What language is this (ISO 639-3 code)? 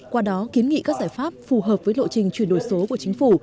vie